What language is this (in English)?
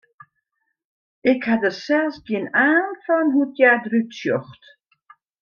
Western Frisian